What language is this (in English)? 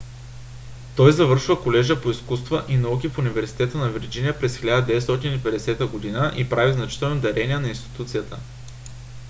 Bulgarian